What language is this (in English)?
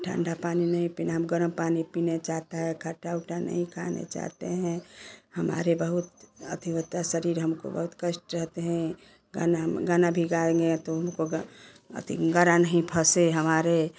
Hindi